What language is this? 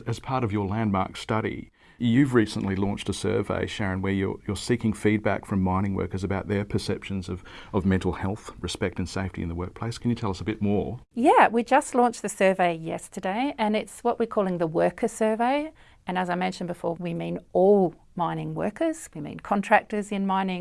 English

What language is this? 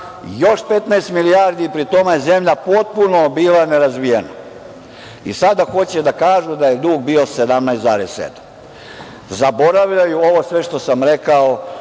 Serbian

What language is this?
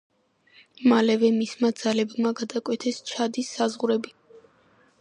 Georgian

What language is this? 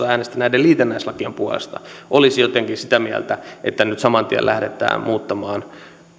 Finnish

